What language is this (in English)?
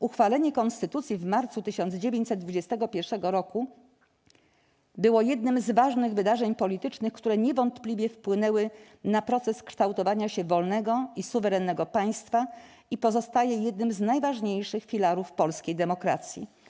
Polish